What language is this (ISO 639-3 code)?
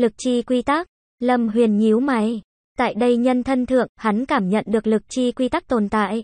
vie